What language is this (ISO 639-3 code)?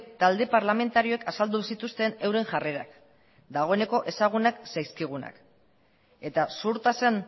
eus